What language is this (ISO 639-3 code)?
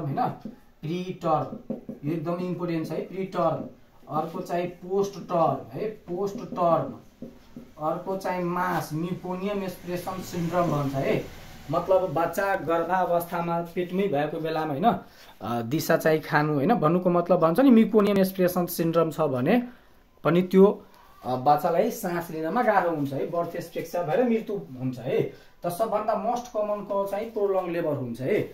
hin